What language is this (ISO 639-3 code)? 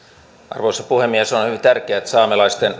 fin